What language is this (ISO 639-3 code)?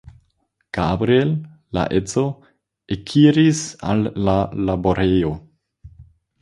epo